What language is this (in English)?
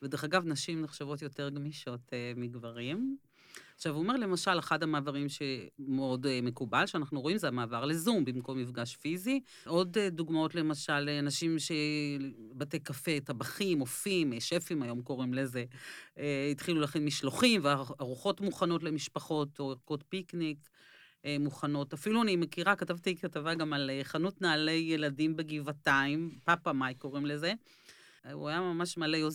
Hebrew